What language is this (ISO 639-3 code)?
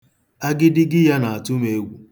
ibo